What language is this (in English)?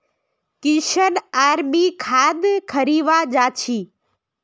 Magahi